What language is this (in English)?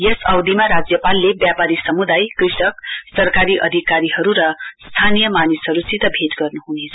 Nepali